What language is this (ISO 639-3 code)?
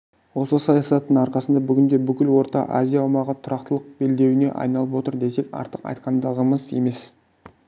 kaz